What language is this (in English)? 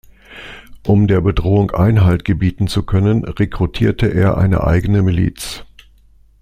German